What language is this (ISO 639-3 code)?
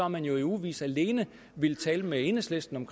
dan